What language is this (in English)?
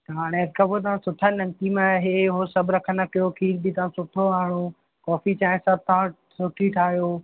Sindhi